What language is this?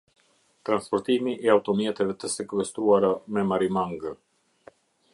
Albanian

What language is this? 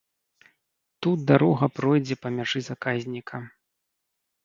Belarusian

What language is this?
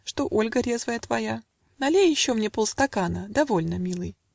Russian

